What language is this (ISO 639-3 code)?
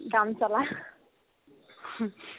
asm